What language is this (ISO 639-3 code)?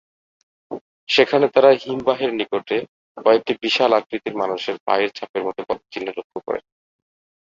ben